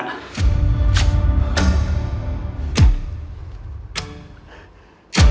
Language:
Thai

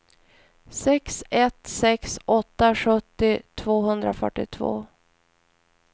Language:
Swedish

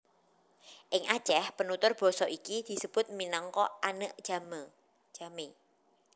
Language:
Javanese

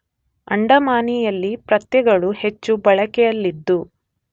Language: Kannada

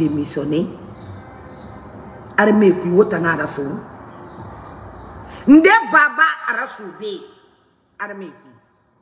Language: Indonesian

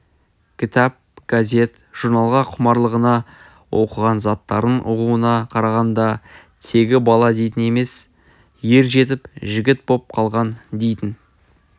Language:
Kazakh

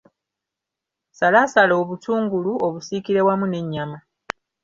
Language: Ganda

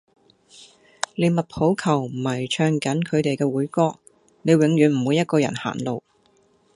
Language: Cantonese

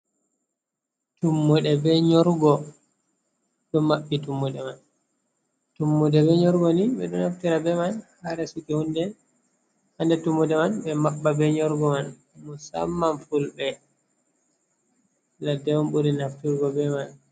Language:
Fula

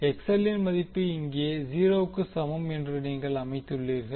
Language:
Tamil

